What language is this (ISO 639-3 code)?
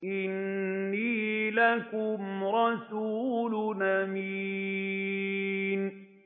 ara